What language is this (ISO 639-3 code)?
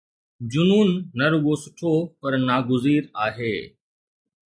snd